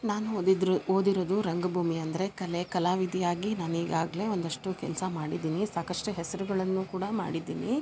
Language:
Kannada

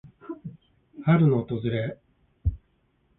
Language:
Japanese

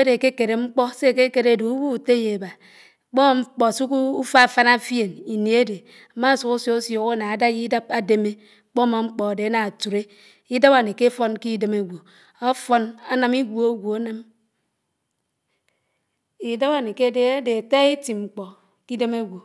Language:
Anaang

